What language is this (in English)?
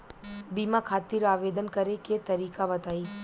Bhojpuri